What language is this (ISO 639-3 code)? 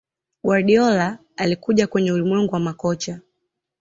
swa